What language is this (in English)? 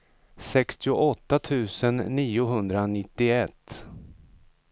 Swedish